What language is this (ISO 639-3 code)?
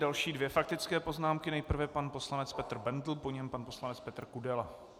ces